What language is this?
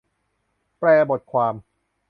Thai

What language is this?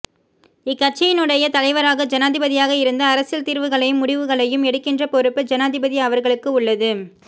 Tamil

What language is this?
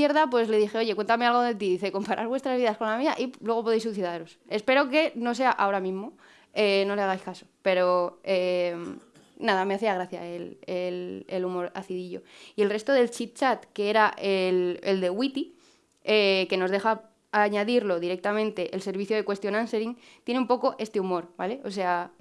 Spanish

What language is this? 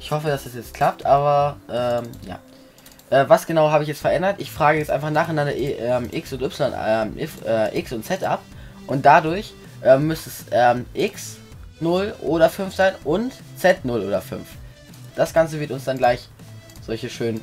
German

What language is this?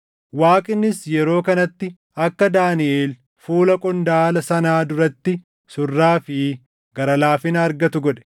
Oromo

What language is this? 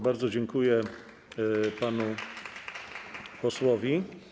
Polish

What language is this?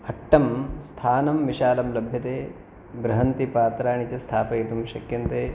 Sanskrit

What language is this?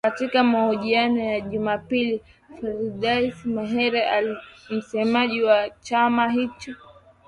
Swahili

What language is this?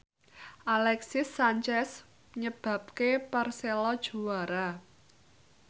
Javanese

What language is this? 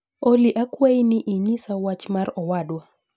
Luo (Kenya and Tanzania)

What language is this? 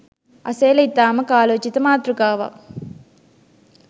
Sinhala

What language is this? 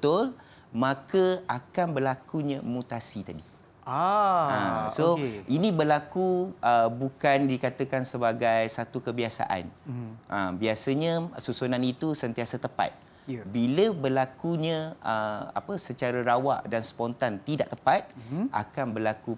Malay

